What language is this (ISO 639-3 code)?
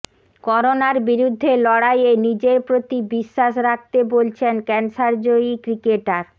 ben